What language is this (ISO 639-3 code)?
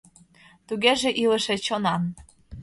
chm